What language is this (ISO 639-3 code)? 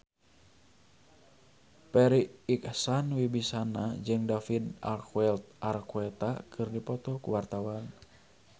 sun